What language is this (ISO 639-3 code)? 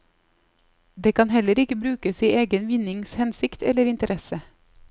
nor